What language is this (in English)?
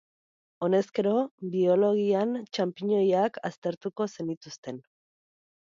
Basque